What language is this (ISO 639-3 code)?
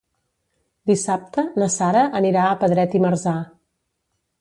cat